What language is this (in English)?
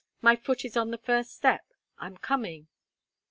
English